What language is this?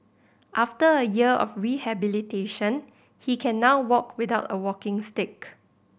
English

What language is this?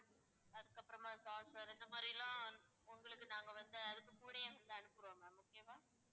Tamil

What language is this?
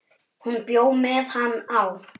Icelandic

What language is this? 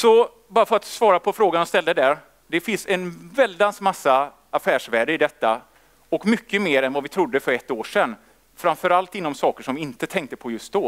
Swedish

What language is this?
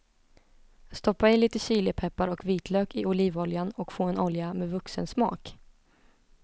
Swedish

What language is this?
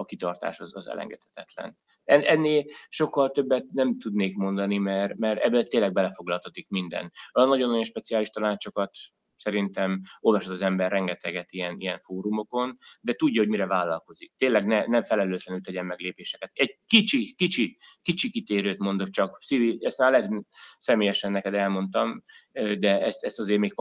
Hungarian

